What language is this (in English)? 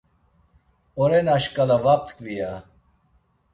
Laz